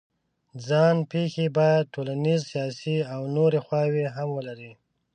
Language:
Pashto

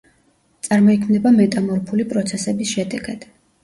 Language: Georgian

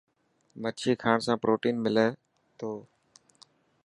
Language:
Dhatki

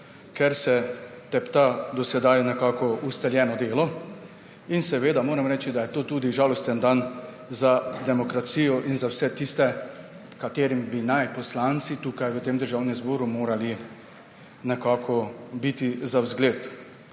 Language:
Slovenian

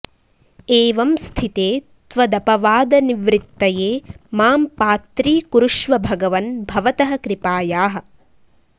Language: Sanskrit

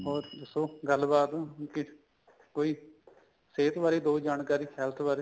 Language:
Punjabi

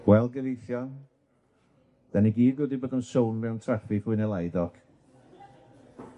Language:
Welsh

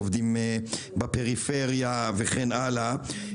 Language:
Hebrew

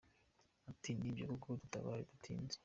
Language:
Kinyarwanda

